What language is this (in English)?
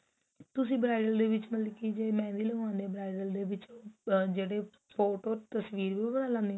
Punjabi